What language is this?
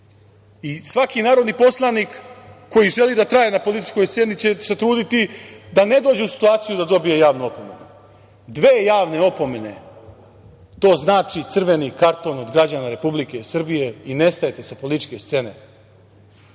Serbian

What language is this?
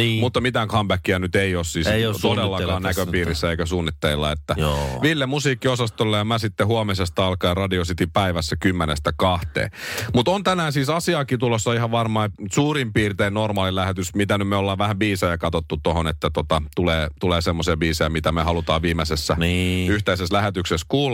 Finnish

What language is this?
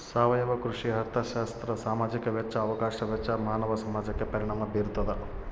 Kannada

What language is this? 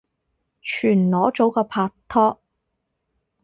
Cantonese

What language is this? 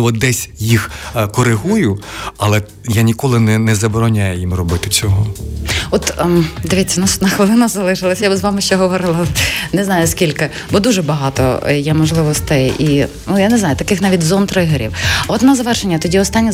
Ukrainian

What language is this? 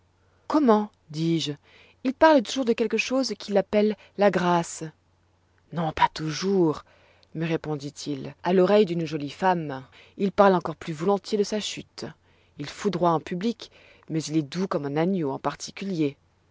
French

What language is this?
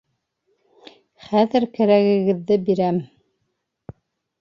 Bashkir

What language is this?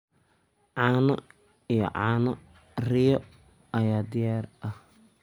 Somali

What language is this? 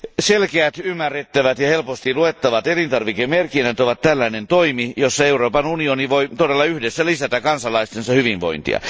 Finnish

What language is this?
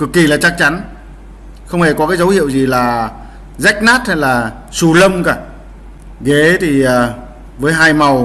Vietnamese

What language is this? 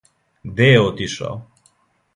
Serbian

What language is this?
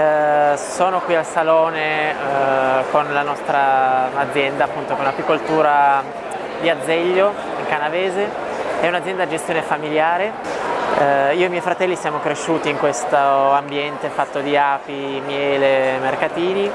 Italian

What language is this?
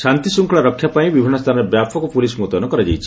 Odia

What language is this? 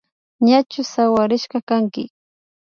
Imbabura Highland Quichua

